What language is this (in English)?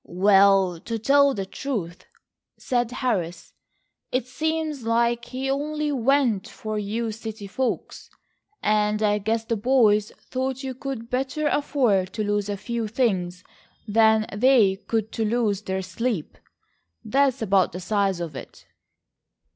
English